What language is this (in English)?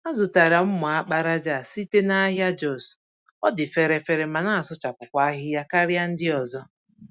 Igbo